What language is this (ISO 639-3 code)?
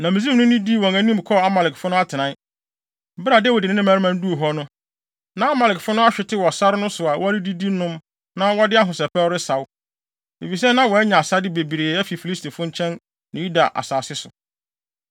aka